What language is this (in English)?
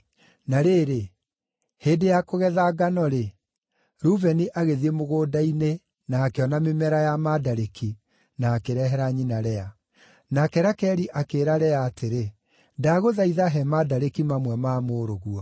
Kikuyu